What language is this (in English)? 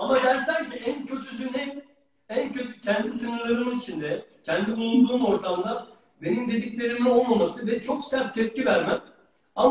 Turkish